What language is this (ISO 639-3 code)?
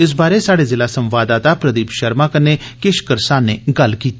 doi